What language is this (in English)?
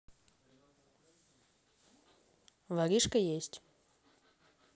Russian